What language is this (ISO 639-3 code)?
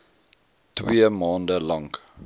afr